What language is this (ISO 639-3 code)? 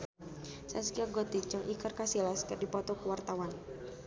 sun